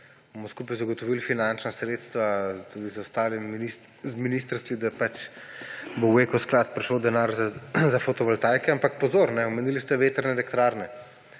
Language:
Slovenian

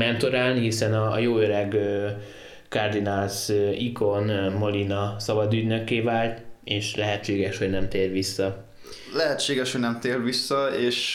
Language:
Hungarian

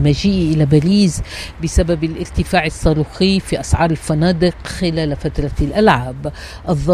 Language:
Arabic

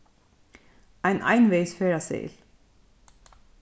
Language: Faroese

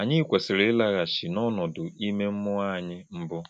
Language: Igbo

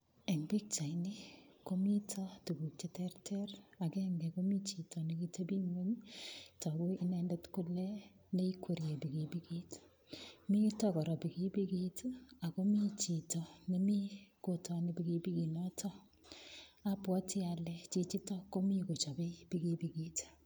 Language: Kalenjin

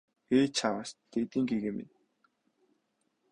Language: Mongolian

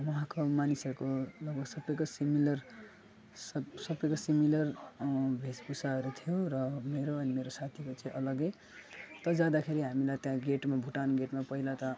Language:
Nepali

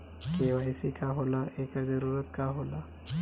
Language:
Bhojpuri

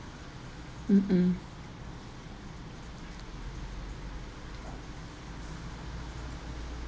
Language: English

